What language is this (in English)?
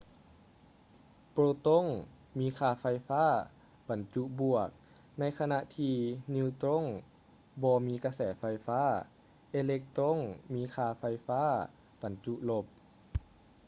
Lao